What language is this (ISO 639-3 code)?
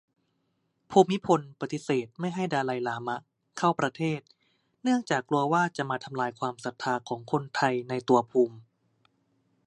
tha